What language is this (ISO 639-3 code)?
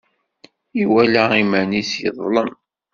kab